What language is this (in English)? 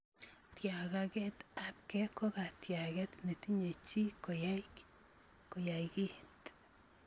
Kalenjin